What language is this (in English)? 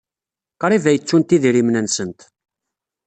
Kabyle